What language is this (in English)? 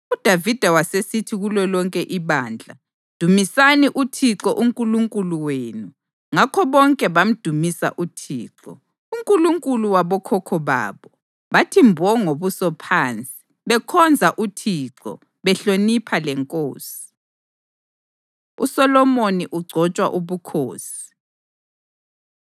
North Ndebele